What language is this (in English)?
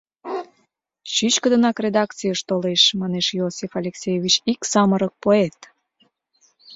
Mari